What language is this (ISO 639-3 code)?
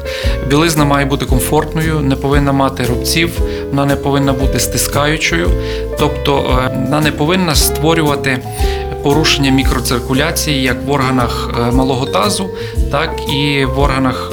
ukr